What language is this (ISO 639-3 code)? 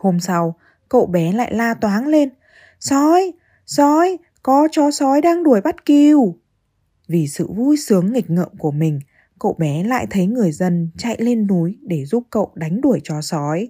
vie